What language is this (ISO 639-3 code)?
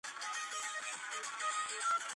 kat